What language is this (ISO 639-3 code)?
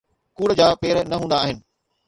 snd